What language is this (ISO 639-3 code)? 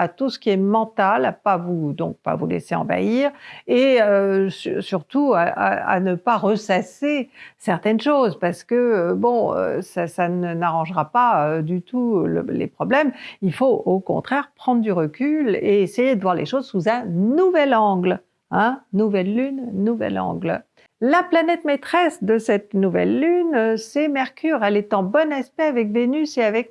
fra